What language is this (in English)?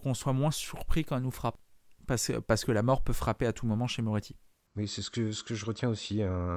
French